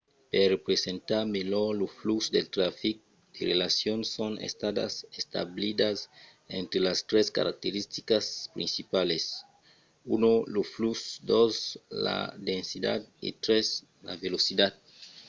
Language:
Occitan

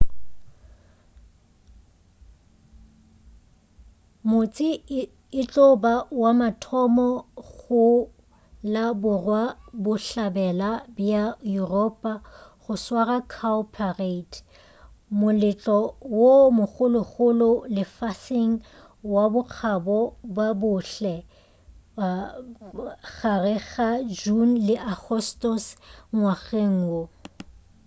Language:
Northern Sotho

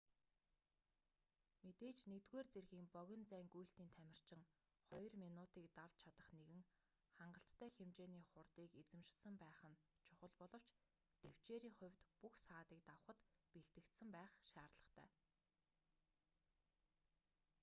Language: Mongolian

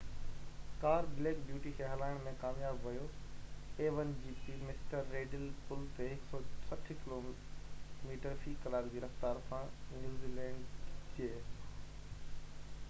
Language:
Sindhi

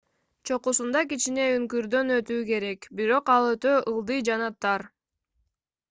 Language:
Kyrgyz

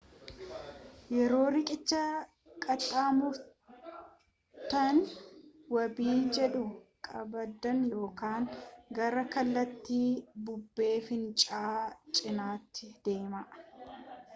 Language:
Oromo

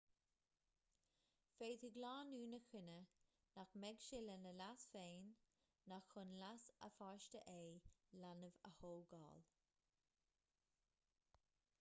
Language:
Irish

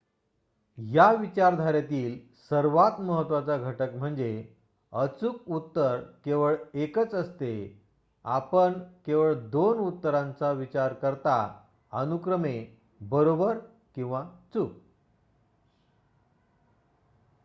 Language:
Marathi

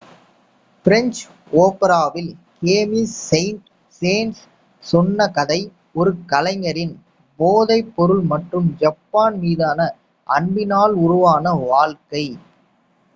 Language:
Tamil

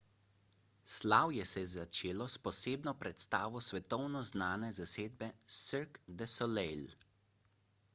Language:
Slovenian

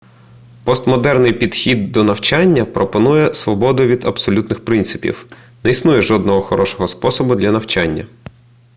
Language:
Ukrainian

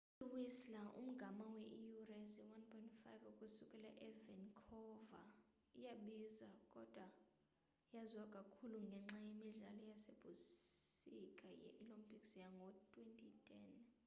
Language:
Xhosa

